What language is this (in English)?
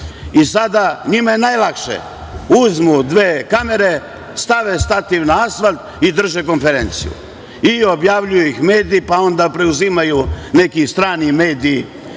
Serbian